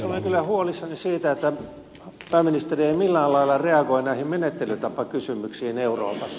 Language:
Finnish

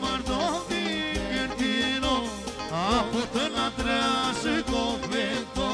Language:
Romanian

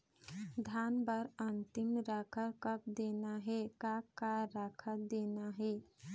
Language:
Chhattisgarhi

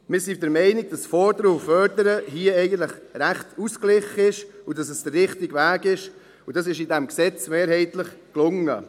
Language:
Swiss German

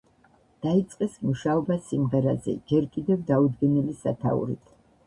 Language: Georgian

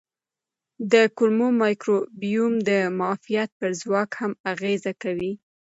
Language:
Pashto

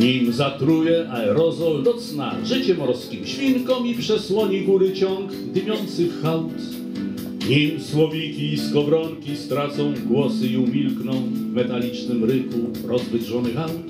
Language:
Polish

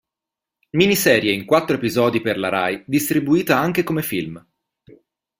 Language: Italian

